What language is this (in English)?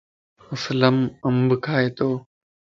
Lasi